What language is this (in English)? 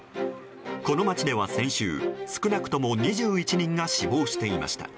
Japanese